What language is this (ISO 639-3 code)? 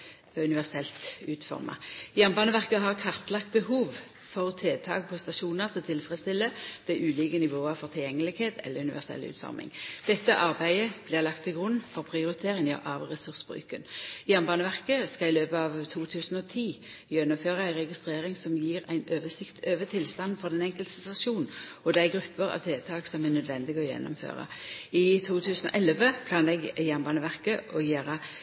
nno